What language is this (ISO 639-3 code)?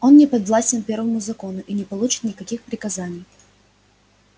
rus